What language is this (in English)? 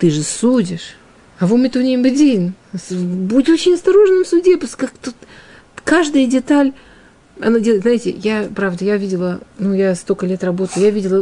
Russian